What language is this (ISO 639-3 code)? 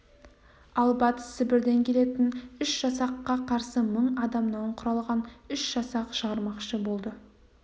kaz